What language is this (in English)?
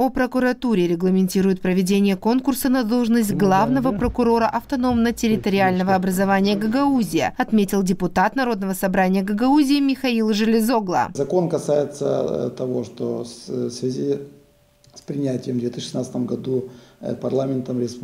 Russian